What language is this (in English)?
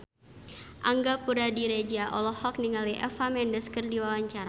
Sundanese